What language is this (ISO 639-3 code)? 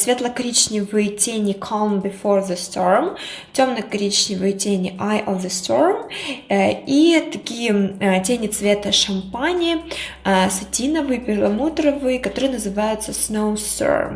rus